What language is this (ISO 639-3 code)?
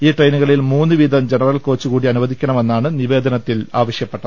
mal